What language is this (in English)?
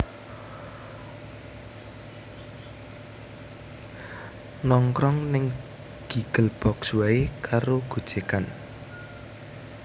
Javanese